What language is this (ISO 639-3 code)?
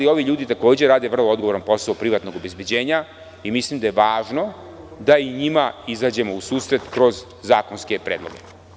srp